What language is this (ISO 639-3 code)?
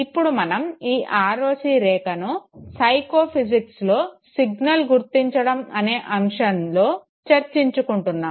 tel